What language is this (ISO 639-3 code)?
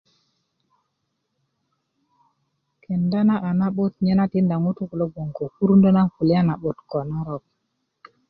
ukv